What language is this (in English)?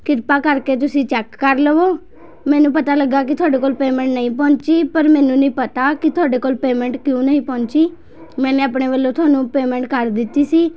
Punjabi